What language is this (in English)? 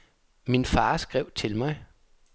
Danish